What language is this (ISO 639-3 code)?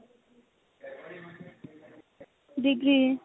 asm